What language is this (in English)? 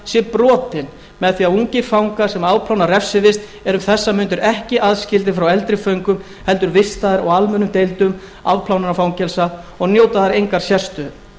Icelandic